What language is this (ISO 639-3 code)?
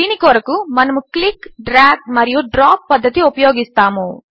tel